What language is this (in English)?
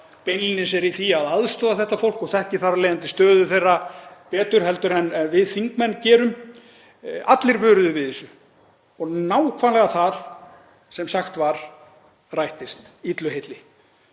Icelandic